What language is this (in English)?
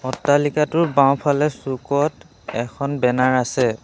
Assamese